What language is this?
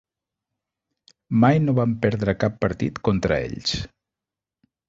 Catalan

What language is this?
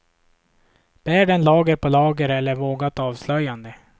Swedish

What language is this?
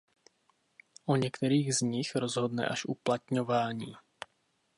Czech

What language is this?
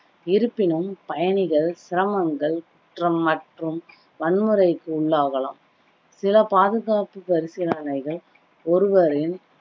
Tamil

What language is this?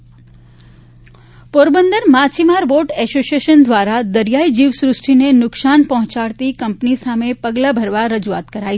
Gujarati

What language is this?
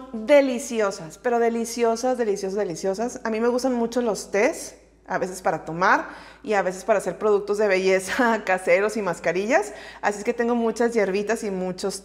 Spanish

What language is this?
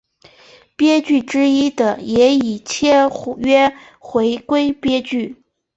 Chinese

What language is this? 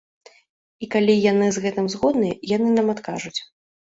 Belarusian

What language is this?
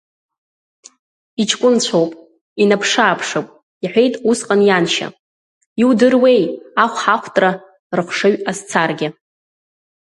Abkhazian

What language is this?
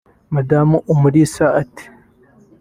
Kinyarwanda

